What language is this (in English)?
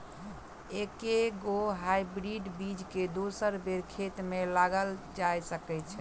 Maithili